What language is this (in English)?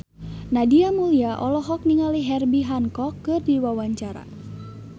Sundanese